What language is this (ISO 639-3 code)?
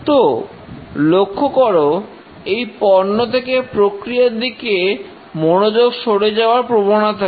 ben